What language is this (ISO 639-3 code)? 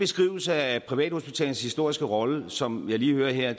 dan